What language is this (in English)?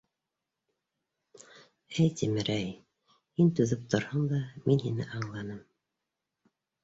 Bashkir